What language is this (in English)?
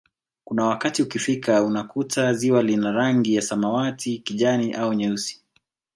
Swahili